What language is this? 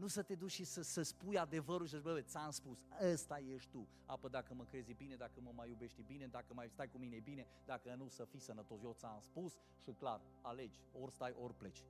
Romanian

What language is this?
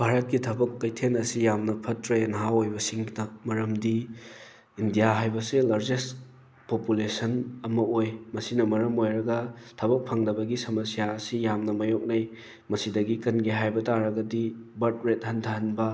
Manipuri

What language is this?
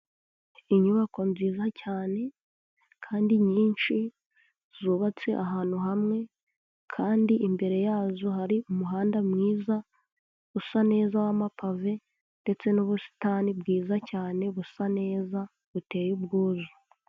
Kinyarwanda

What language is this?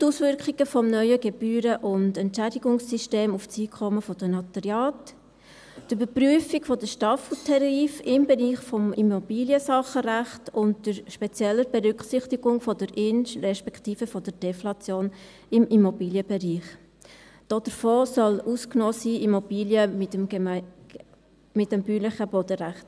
Swiss German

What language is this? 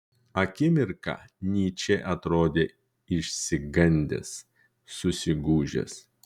Lithuanian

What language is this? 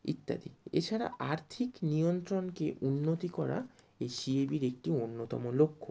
Bangla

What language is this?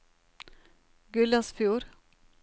Norwegian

